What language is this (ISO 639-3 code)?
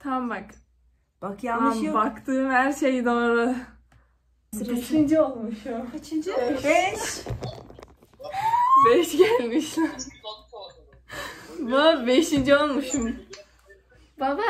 tur